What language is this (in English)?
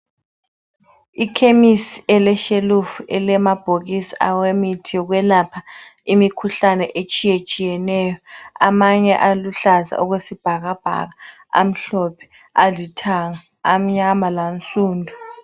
North Ndebele